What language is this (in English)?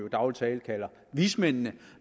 Danish